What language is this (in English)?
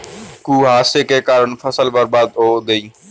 Hindi